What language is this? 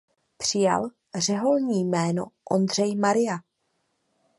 Czech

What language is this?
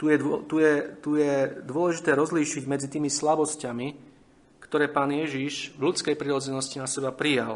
Slovak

